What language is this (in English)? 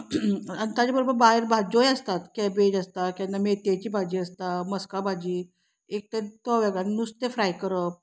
Konkani